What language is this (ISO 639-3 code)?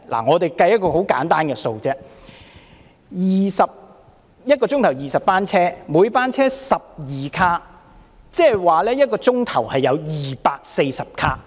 yue